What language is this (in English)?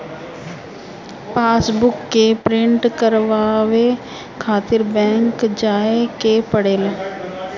Bhojpuri